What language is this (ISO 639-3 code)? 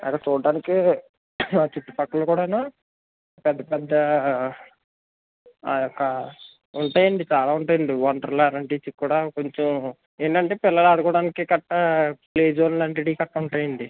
tel